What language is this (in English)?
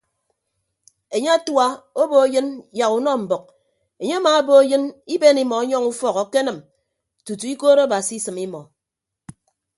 Ibibio